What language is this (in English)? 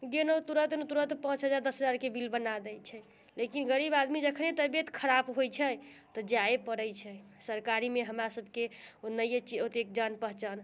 Maithili